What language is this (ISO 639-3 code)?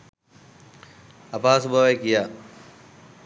sin